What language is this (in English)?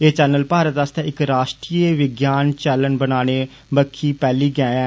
Dogri